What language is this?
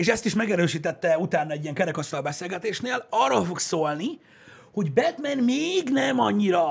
Hungarian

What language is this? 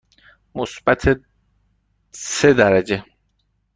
Persian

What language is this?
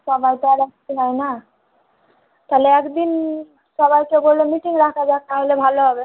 Bangla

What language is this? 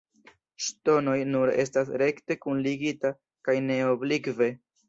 Esperanto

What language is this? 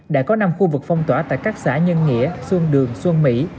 Vietnamese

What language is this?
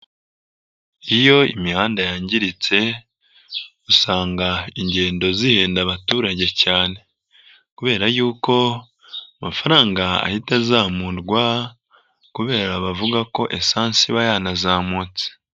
Kinyarwanda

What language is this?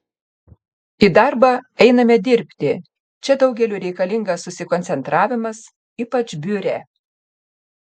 Lithuanian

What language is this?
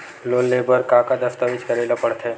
Chhattisgarhi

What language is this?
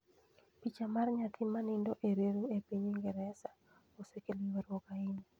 Luo (Kenya and Tanzania)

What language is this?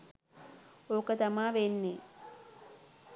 Sinhala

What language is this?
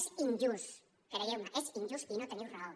Catalan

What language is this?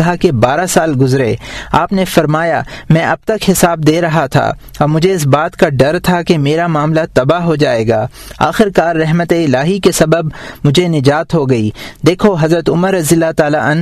Urdu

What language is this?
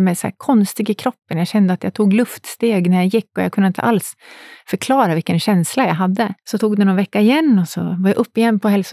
Swedish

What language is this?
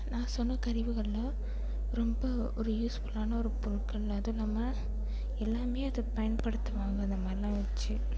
Tamil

